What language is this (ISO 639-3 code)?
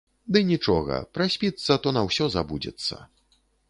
bel